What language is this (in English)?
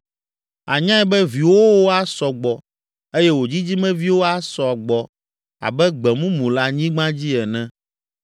Ewe